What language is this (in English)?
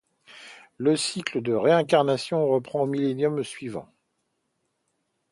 French